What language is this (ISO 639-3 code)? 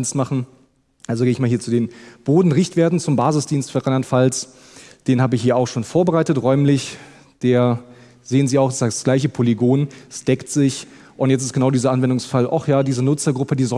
deu